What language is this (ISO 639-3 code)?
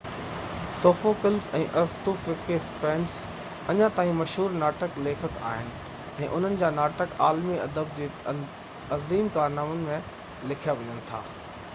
snd